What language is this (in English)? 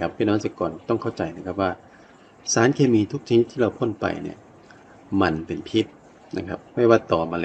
Thai